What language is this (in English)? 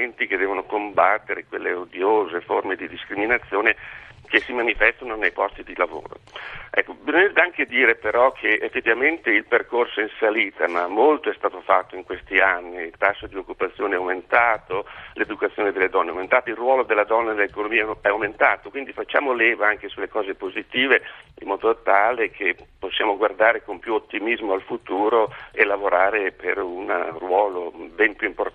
Italian